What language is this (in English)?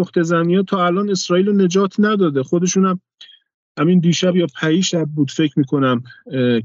Persian